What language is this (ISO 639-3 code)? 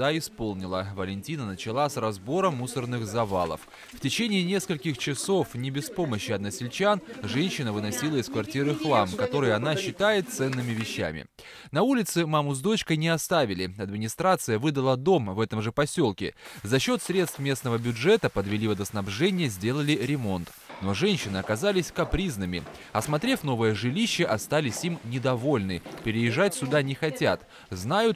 rus